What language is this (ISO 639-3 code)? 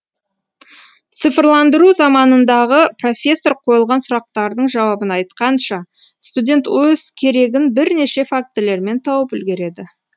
kaz